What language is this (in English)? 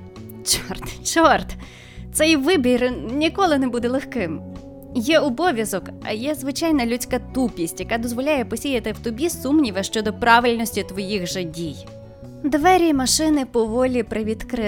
Ukrainian